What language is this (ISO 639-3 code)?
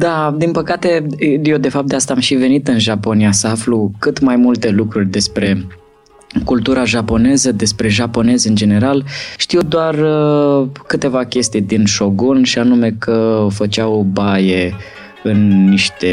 ron